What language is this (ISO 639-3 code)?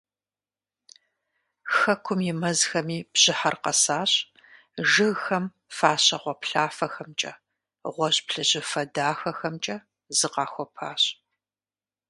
kbd